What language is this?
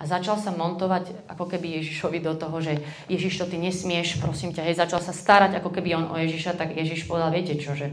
Slovak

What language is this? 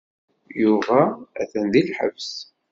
Kabyle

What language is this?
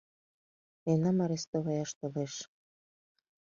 Mari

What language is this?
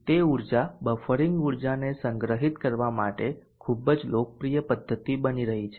Gujarati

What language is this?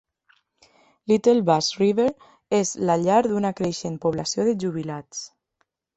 Catalan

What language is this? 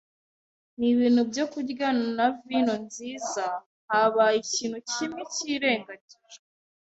Kinyarwanda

